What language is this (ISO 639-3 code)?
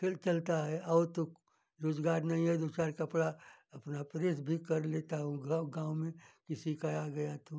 hin